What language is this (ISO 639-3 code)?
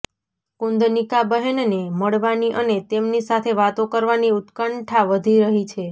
guj